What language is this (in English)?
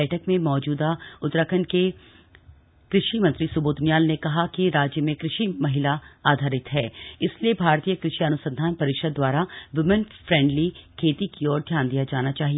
Hindi